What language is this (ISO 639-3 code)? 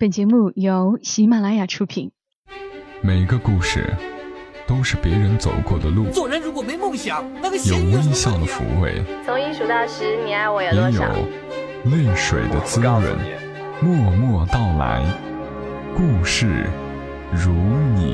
zho